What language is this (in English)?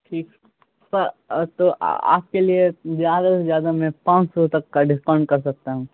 Urdu